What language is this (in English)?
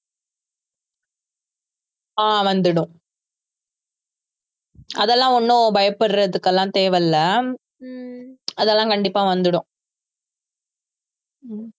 Tamil